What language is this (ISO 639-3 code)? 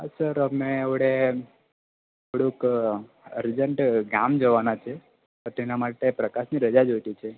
guj